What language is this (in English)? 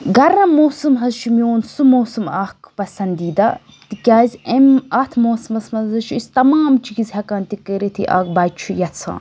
Kashmiri